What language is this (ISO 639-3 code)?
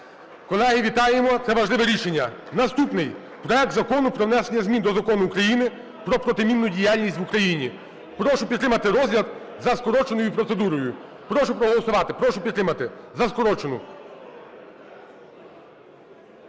ukr